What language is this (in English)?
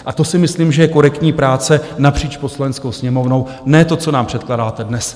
Czech